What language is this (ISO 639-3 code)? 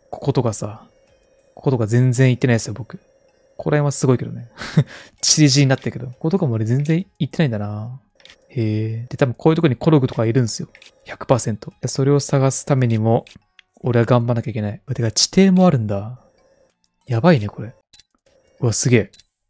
jpn